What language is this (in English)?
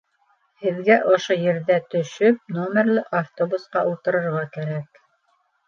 Bashkir